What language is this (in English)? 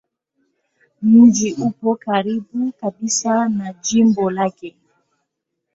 Swahili